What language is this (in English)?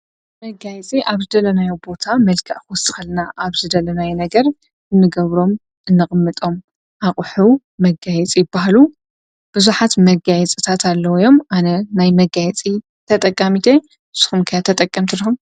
Tigrinya